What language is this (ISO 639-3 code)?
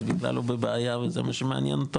heb